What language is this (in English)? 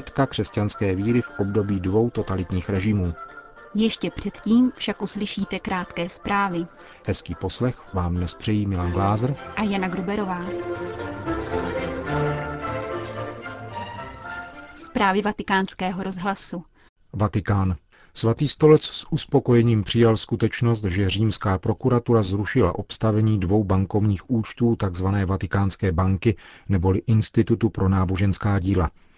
Czech